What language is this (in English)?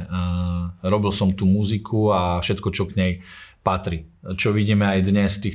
Slovak